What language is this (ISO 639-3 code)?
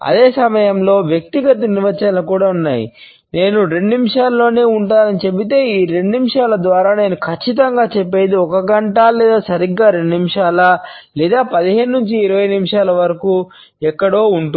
tel